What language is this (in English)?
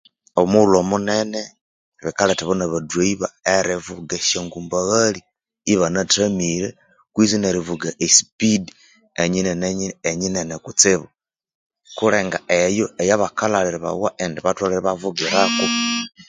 Konzo